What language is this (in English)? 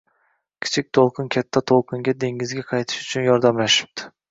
Uzbek